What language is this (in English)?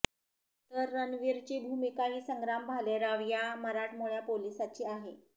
Marathi